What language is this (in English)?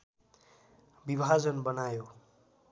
Nepali